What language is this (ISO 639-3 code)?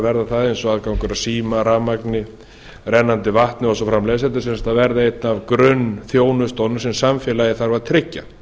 isl